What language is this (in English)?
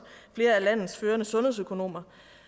Danish